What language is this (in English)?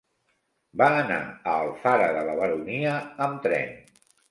Catalan